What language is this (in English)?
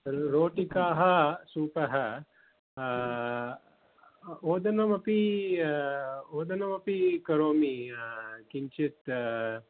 Sanskrit